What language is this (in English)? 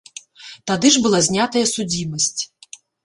Belarusian